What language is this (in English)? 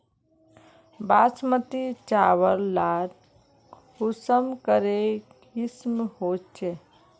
Magahi